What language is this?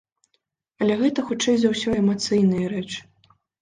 Belarusian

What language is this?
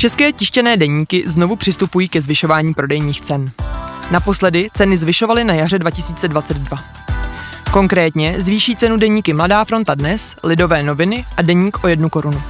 Czech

